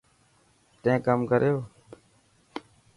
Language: Dhatki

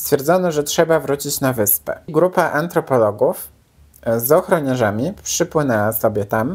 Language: Polish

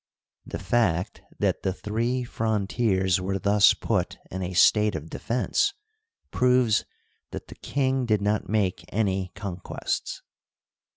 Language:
English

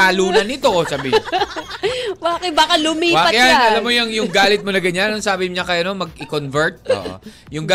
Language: Filipino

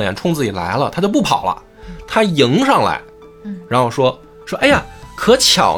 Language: Chinese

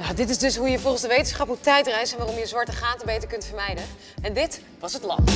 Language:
Dutch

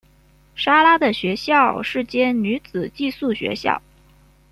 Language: Chinese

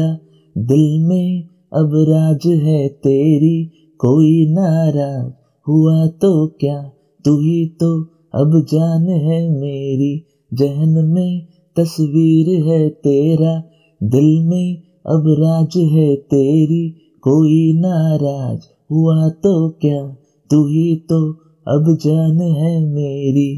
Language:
Hindi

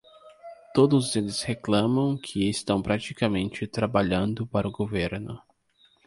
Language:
Portuguese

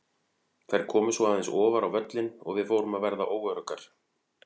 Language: Icelandic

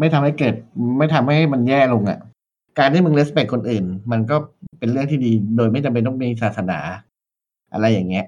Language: Thai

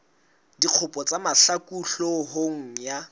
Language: Southern Sotho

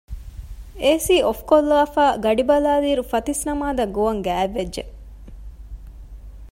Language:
Divehi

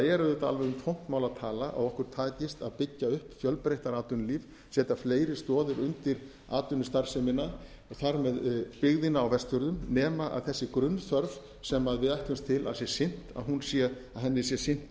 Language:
Icelandic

